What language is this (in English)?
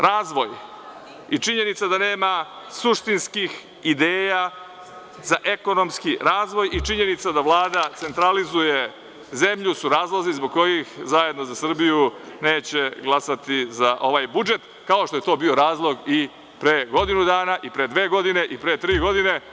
Serbian